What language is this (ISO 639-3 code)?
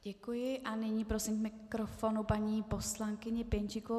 ces